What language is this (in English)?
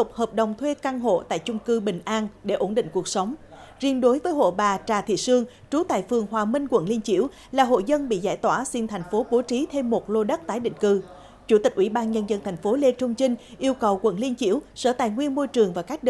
Vietnamese